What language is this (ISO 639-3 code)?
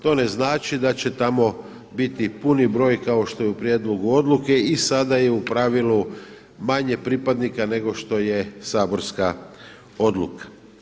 hrv